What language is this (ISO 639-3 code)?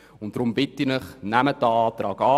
gsw